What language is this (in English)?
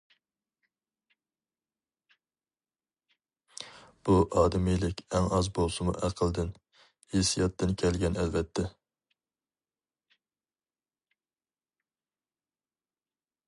Uyghur